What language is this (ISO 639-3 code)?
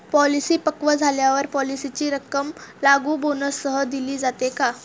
mar